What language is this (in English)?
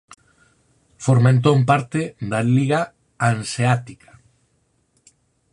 Galician